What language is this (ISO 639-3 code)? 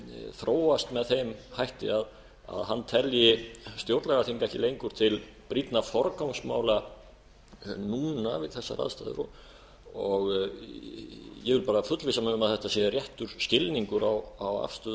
isl